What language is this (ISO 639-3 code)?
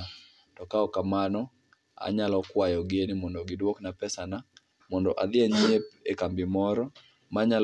luo